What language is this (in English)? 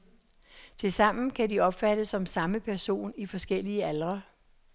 Danish